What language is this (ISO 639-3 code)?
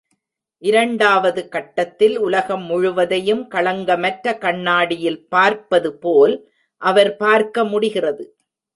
tam